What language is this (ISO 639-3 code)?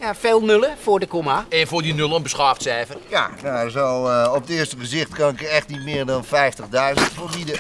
nld